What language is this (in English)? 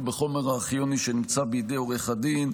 Hebrew